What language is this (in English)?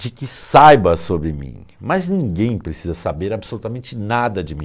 Portuguese